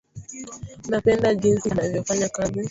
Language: Swahili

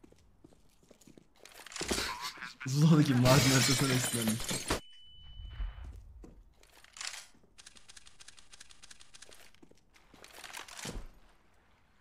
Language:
Turkish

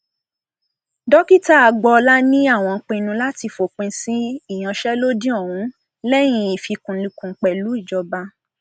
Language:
Yoruba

